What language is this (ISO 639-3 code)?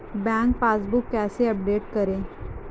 hin